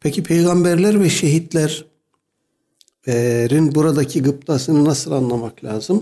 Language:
Turkish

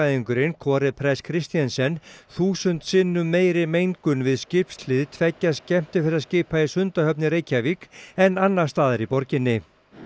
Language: Icelandic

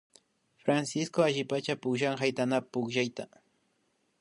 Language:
Imbabura Highland Quichua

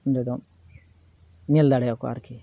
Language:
Santali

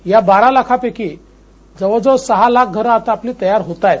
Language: Marathi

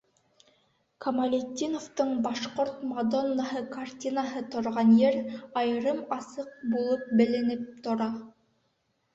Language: Bashkir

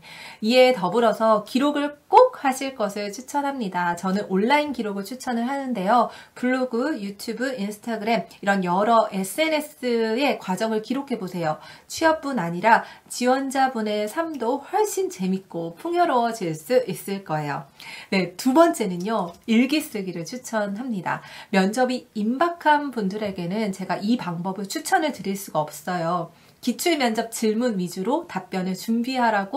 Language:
Korean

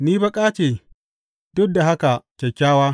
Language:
Hausa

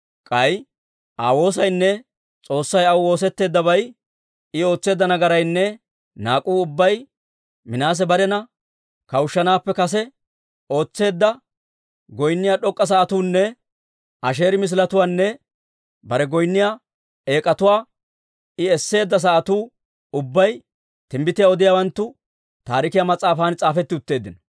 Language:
Dawro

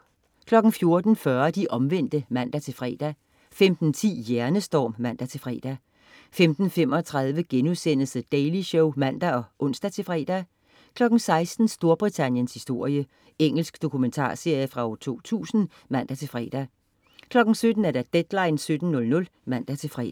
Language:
Danish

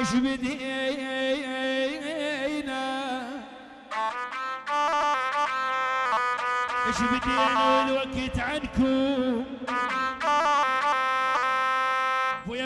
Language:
Arabic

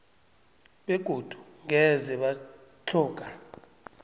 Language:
South Ndebele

